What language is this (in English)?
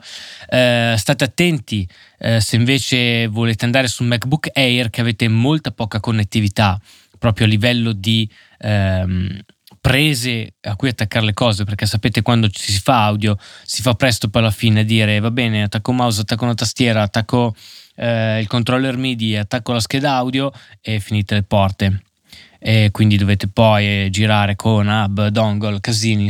Italian